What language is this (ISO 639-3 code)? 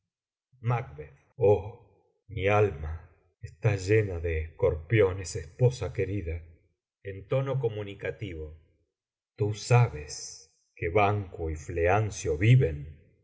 spa